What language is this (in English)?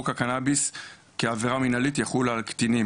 Hebrew